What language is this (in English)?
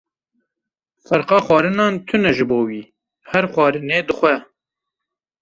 Kurdish